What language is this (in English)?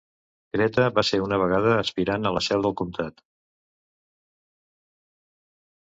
Catalan